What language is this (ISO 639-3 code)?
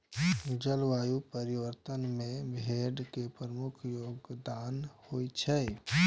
mai